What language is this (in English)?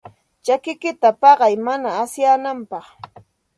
Santa Ana de Tusi Pasco Quechua